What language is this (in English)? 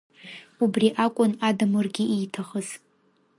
Abkhazian